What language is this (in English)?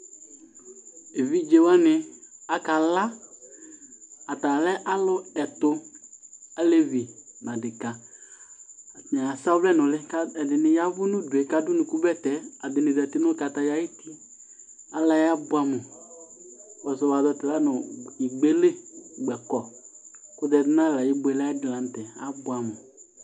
Ikposo